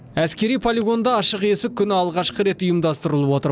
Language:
Kazakh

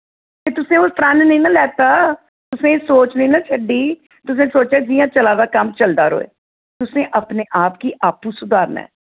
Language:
Dogri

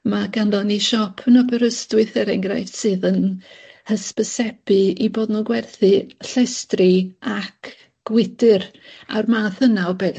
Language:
Welsh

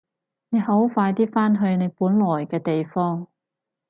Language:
Cantonese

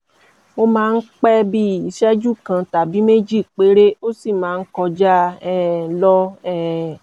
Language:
Yoruba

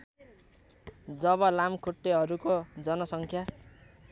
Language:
Nepali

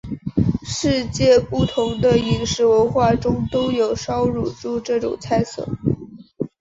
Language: Chinese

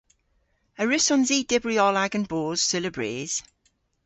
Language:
Cornish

